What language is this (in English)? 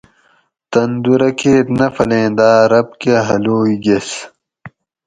Gawri